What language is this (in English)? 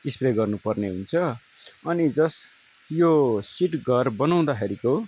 Nepali